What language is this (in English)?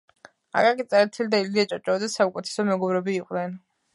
Georgian